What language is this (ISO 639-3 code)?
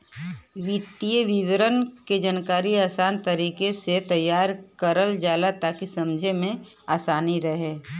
bho